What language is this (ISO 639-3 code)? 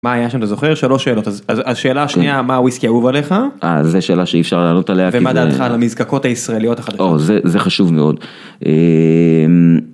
heb